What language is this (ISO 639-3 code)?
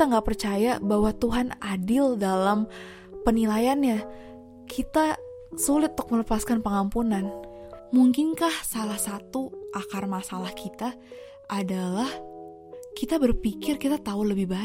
ind